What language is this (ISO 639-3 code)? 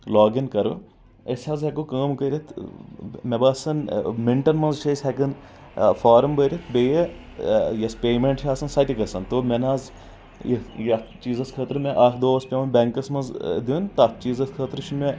kas